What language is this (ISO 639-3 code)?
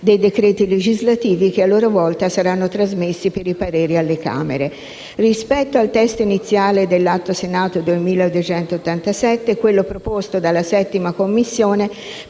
ita